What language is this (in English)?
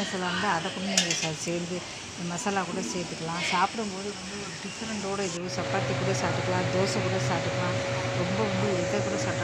Thai